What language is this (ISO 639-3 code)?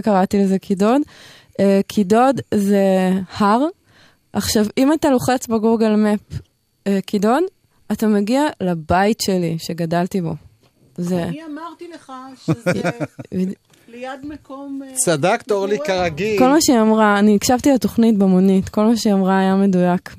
heb